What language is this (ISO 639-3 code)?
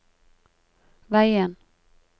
nor